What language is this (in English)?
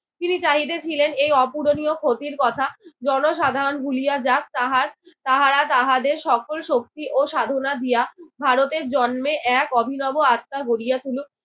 Bangla